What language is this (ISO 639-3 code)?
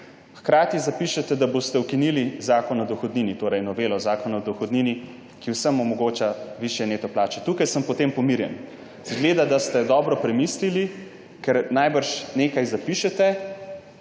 slv